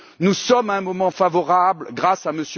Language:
French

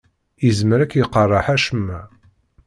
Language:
Kabyle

